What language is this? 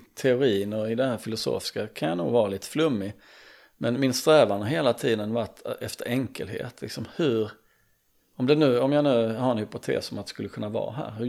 Swedish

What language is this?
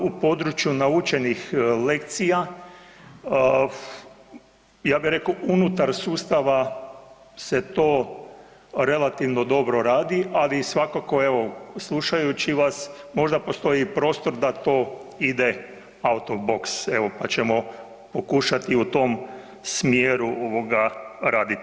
Croatian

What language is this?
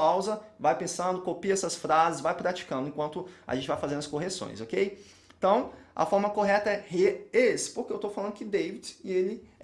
Portuguese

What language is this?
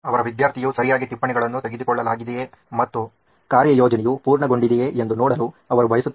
Kannada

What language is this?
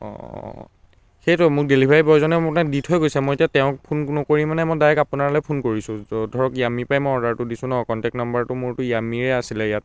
Assamese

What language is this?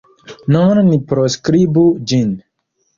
Esperanto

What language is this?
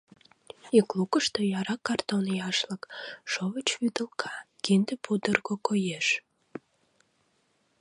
Mari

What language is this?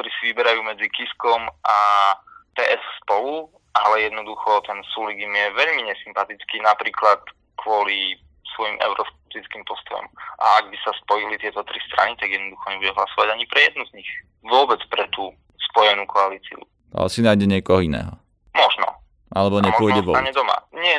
Slovak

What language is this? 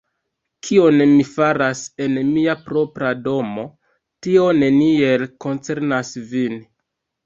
Esperanto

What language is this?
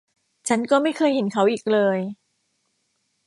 Thai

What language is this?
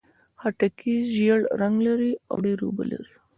Pashto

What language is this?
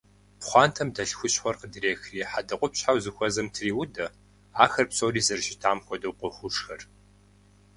Kabardian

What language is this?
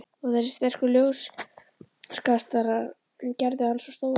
Icelandic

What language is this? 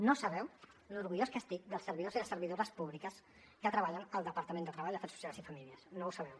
Catalan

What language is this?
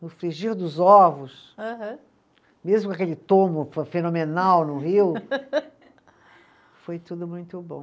Portuguese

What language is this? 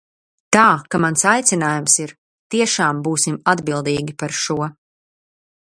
Latvian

